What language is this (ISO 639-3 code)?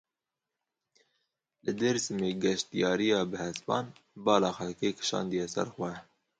kur